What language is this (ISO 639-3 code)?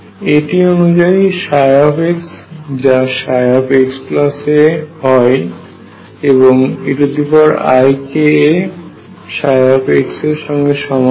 ben